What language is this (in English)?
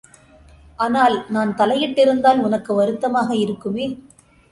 Tamil